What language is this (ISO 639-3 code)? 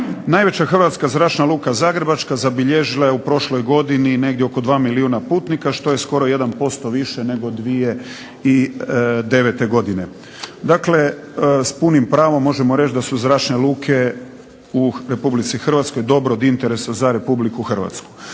hrv